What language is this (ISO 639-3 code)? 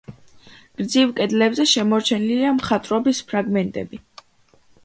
kat